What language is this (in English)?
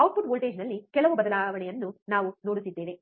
Kannada